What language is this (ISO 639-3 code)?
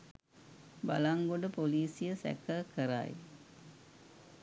sin